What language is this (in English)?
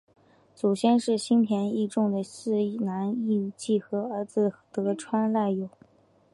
Chinese